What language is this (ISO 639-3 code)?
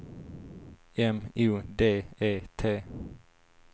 swe